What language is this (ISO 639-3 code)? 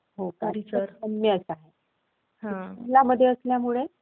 mar